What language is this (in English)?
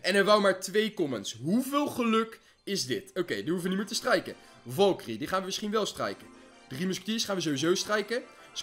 Dutch